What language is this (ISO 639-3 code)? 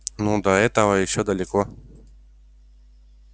rus